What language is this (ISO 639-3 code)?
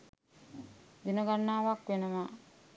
sin